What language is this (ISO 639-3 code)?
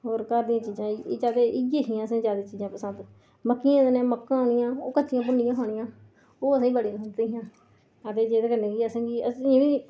doi